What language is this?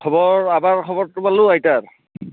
Assamese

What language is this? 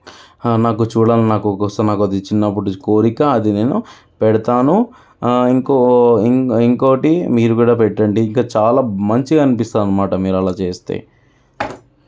Telugu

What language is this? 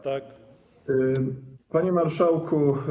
Polish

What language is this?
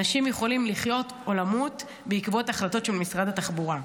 Hebrew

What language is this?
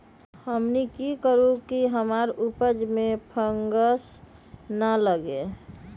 Magahi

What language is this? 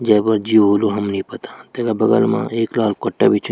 Garhwali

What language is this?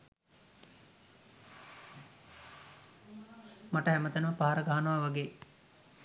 Sinhala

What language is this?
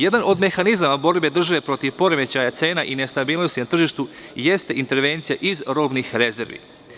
Serbian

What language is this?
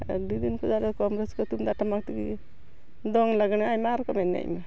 Santali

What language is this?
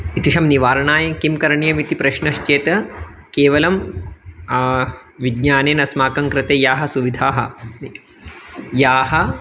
Sanskrit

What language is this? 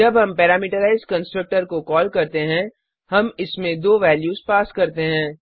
Hindi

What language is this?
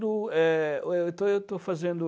Portuguese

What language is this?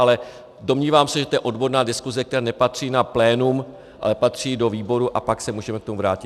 Czech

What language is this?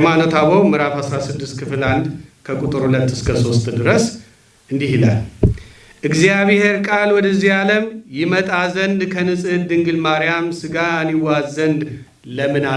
Amharic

